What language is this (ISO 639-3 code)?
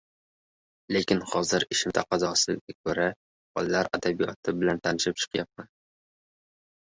uzb